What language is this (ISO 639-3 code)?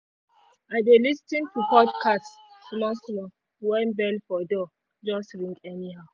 pcm